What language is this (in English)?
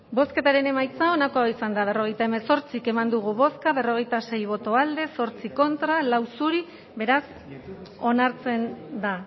Basque